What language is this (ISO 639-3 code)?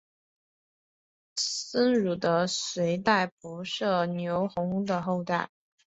zho